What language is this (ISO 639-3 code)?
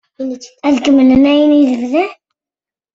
kab